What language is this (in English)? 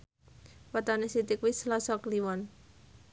Javanese